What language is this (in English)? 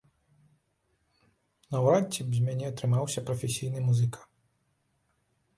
Belarusian